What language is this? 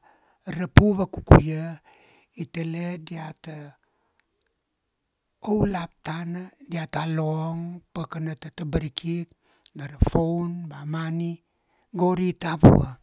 Kuanua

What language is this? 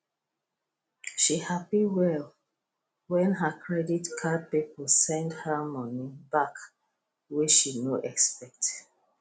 Nigerian Pidgin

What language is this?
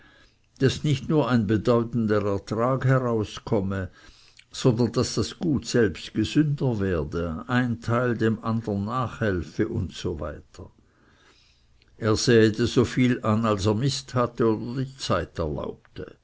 German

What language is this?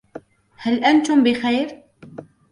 Arabic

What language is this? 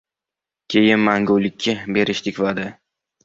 Uzbek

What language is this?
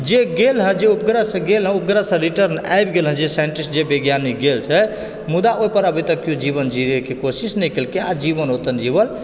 Maithili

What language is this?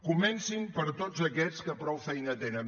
Catalan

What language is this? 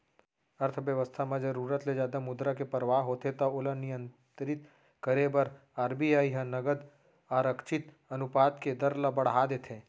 Chhattisgarhi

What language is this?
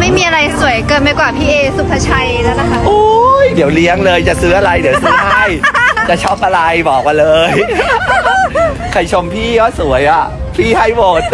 Thai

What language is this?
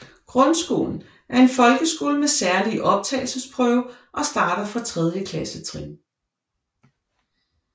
Danish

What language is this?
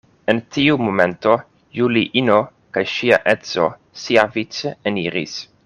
Esperanto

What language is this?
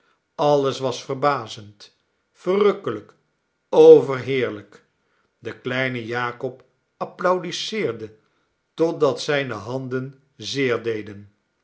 Dutch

